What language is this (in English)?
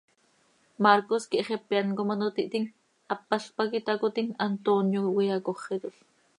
Seri